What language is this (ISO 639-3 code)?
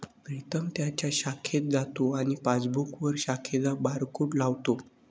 mar